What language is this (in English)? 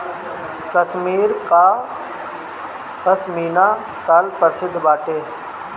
Bhojpuri